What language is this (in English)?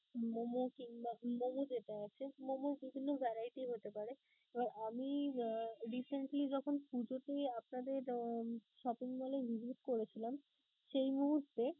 Bangla